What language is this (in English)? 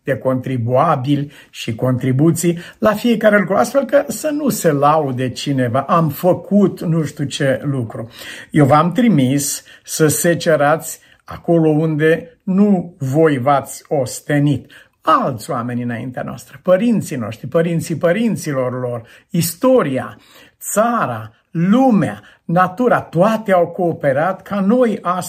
Romanian